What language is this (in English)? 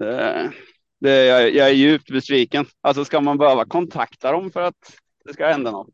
Swedish